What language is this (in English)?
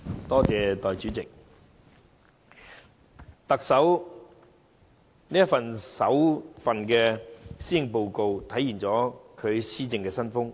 Cantonese